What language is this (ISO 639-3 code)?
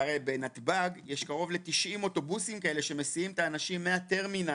heb